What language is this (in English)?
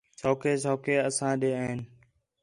Khetrani